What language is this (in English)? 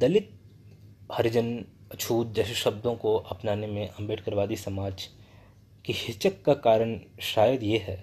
Hindi